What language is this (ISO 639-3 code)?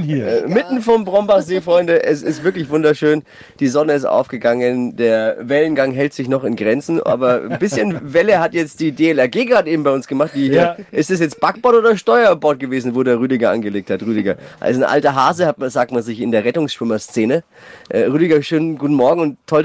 deu